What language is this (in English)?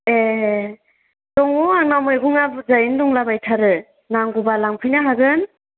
Bodo